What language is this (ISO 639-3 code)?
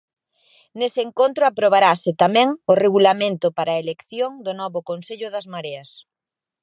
glg